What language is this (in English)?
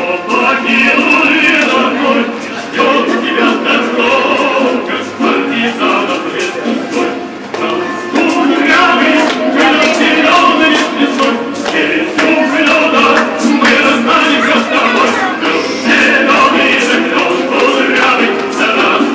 Ukrainian